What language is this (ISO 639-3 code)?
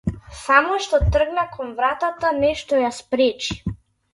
mkd